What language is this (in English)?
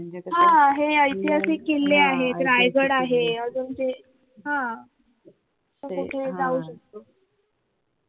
Marathi